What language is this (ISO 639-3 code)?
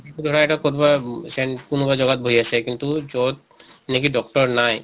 asm